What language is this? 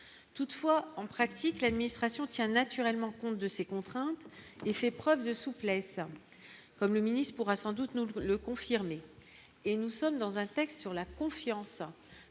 French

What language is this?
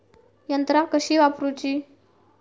Marathi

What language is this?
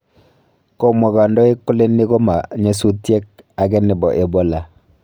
Kalenjin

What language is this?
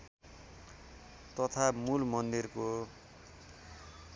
Nepali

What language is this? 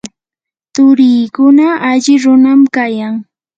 Yanahuanca Pasco Quechua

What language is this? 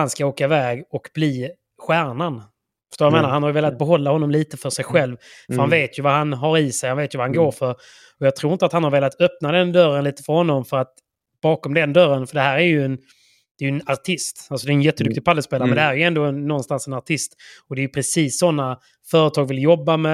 Swedish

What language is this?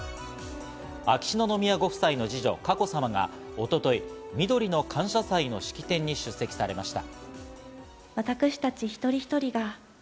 Japanese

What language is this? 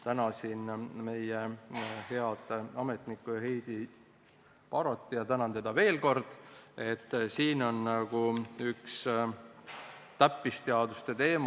Estonian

